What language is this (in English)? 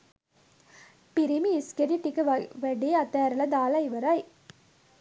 Sinhala